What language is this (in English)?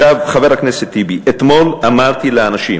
Hebrew